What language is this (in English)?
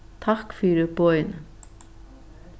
Faroese